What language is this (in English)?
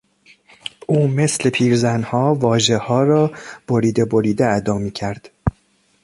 Persian